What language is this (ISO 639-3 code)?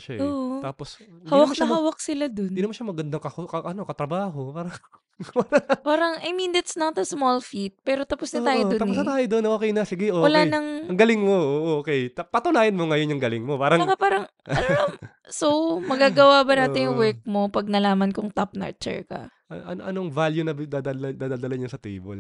fil